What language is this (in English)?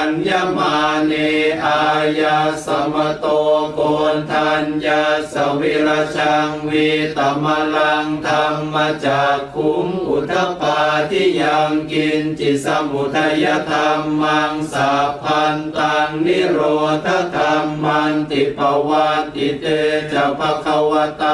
Thai